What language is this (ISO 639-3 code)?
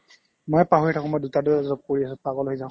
asm